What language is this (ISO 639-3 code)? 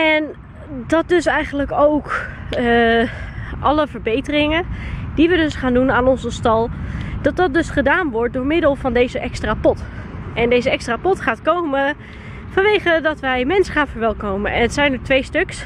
nld